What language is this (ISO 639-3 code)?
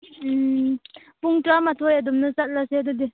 mni